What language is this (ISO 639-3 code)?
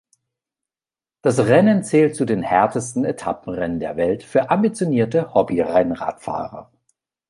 deu